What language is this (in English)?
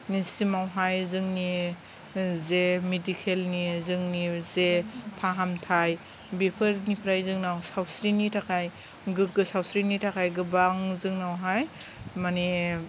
Bodo